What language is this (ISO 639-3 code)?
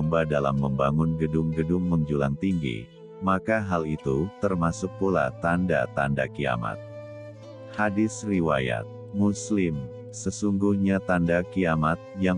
ind